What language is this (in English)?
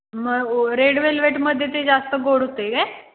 Marathi